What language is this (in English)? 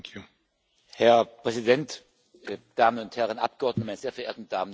German